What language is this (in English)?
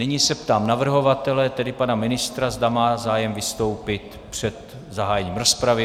Czech